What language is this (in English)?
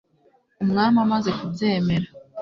Kinyarwanda